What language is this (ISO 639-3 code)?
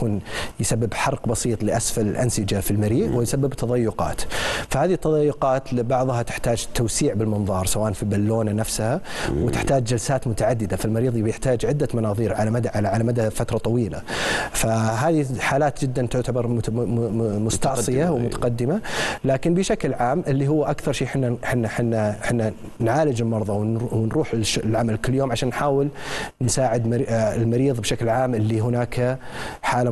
ara